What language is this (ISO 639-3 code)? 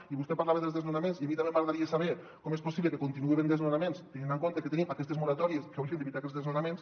cat